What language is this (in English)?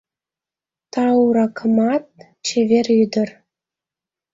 Mari